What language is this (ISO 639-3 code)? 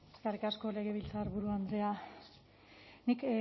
eus